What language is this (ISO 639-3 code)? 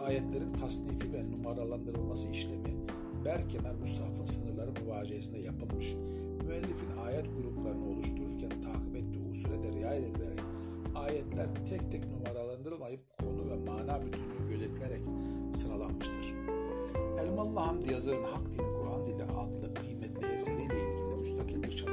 tur